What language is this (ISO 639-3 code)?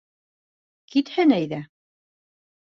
bak